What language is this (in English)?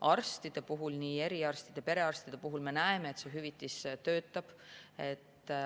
Estonian